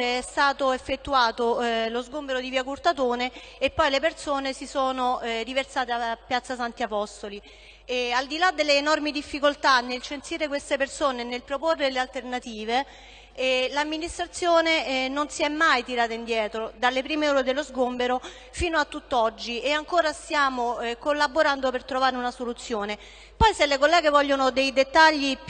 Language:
Italian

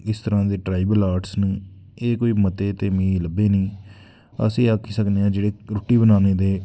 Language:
Dogri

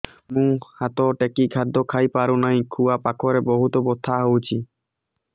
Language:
Odia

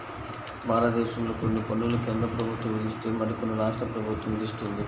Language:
Telugu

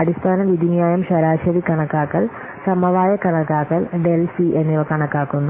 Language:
Malayalam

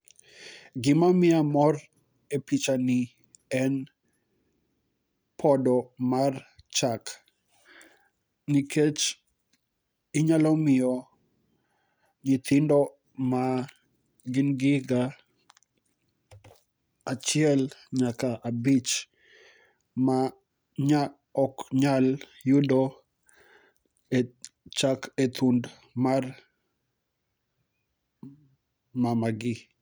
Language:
Luo (Kenya and Tanzania)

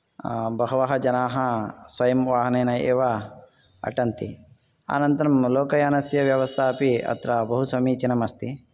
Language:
Sanskrit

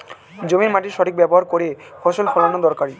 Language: Bangla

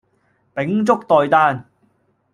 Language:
Cantonese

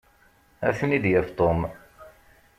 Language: Kabyle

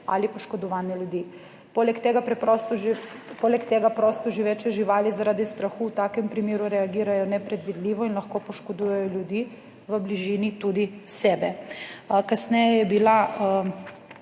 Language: Slovenian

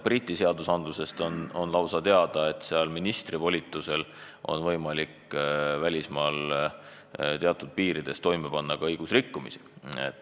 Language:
Estonian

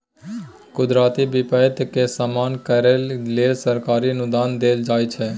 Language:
Maithili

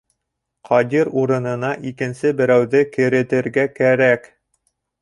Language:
Bashkir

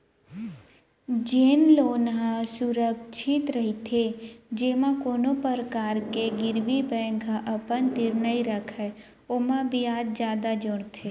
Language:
Chhattisgarhi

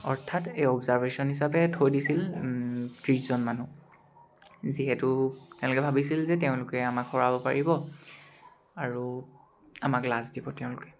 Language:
Assamese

